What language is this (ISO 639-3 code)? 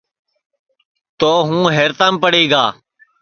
ssi